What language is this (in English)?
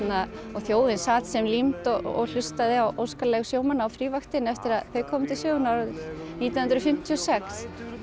Icelandic